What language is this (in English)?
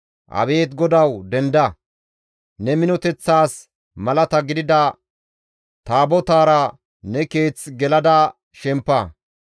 Gamo